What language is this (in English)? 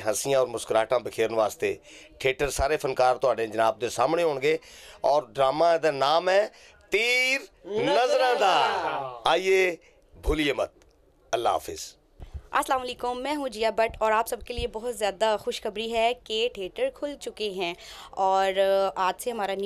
Portuguese